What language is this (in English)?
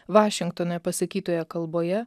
Lithuanian